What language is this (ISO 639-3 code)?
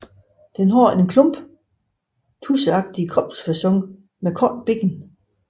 dan